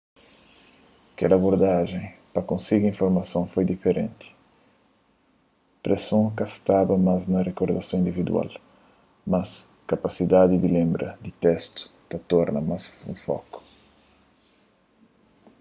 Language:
Kabuverdianu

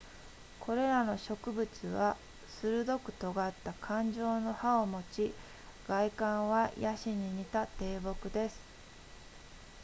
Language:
Japanese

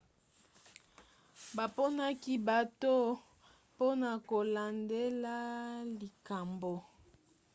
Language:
Lingala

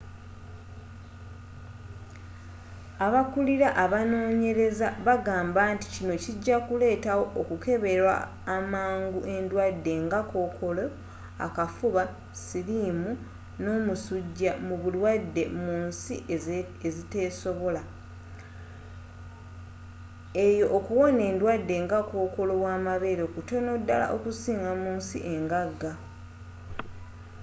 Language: Ganda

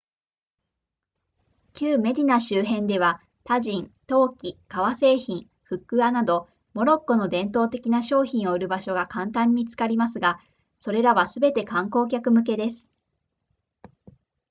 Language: Japanese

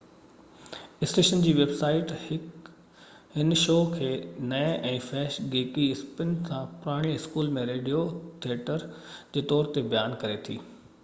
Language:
Sindhi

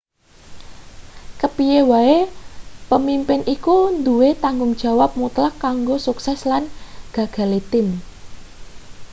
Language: Javanese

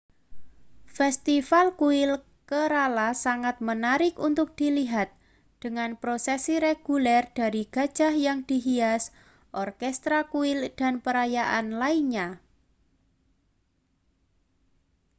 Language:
Indonesian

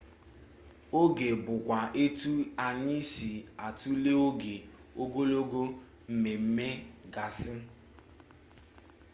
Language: Igbo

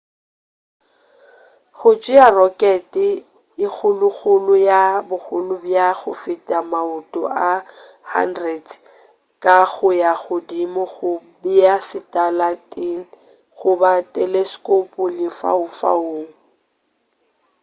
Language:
Northern Sotho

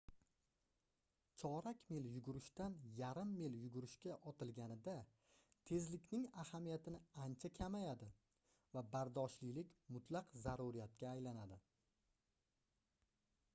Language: Uzbek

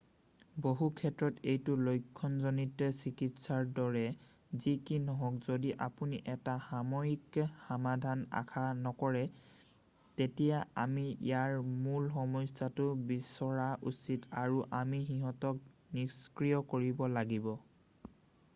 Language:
Assamese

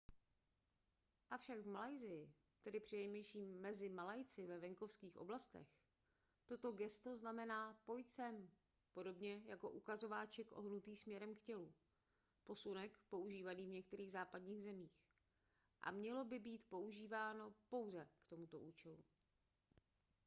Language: Czech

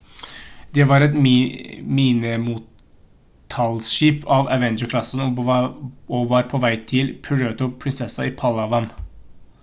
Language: Norwegian Bokmål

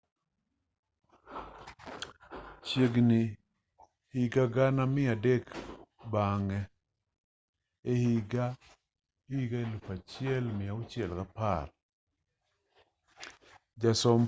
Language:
Luo (Kenya and Tanzania)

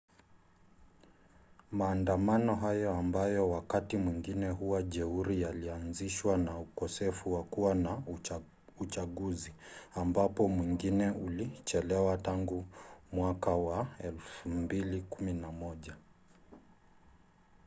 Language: Swahili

